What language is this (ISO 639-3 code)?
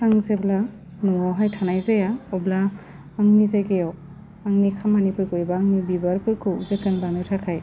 brx